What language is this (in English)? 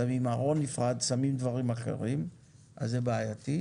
Hebrew